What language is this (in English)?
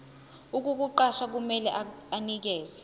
Zulu